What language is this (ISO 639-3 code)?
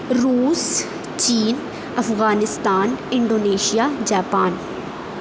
urd